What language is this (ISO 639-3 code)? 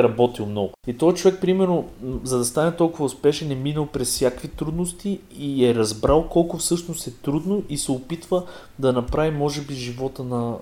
bul